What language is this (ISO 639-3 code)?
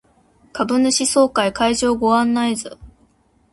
jpn